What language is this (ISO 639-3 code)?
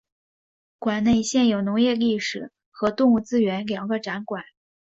zho